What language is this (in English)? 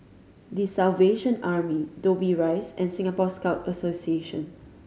English